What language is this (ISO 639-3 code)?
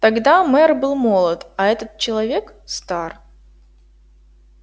rus